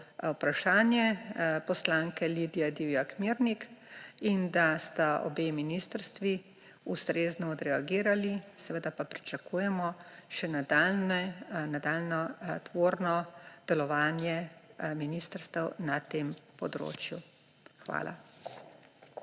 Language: Slovenian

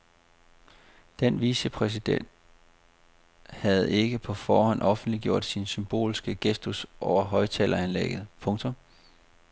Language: Danish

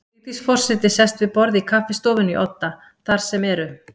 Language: Icelandic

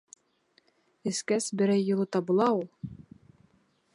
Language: Bashkir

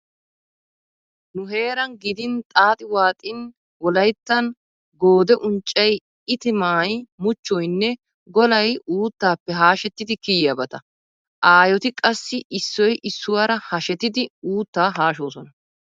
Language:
Wolaytta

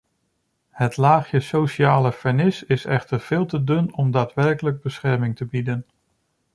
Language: Dutch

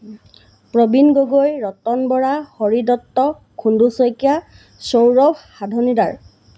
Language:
Assamese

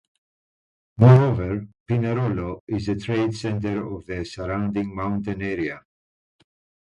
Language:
English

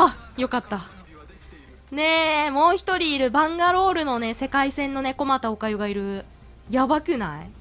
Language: Japanese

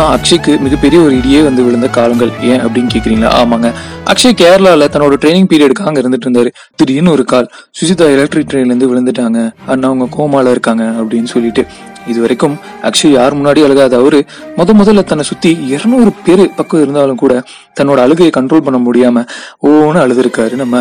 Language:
Tamil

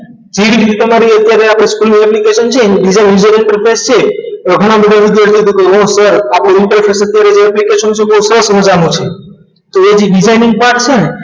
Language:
Gujarati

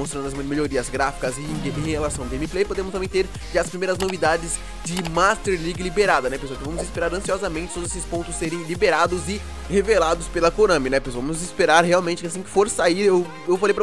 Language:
Portuguese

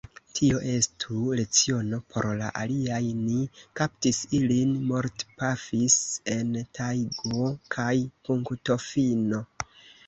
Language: Esperanto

